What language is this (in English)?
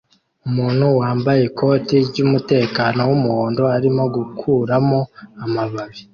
Kinyarwanda